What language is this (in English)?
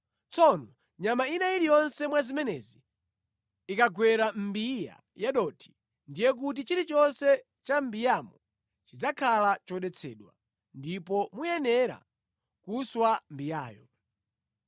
Nyanja